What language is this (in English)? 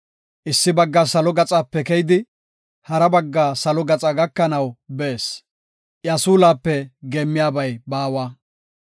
Gofa